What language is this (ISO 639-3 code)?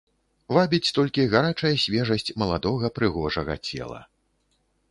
bel